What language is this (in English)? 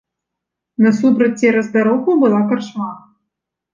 Belarusian